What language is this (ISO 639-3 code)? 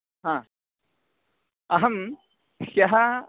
san